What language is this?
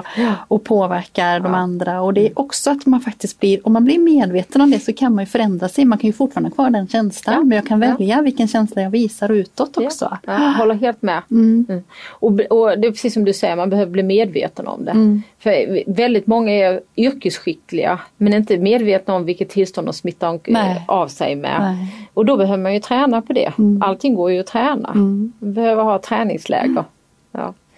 Swedish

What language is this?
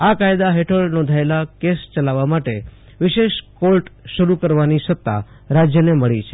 Gujarati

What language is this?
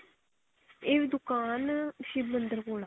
Punjabi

